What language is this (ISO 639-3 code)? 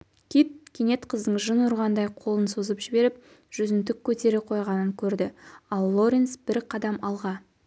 kaz